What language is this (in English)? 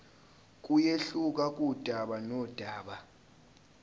Zulu